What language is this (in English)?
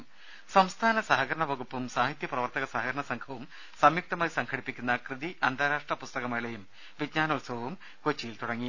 Malayalam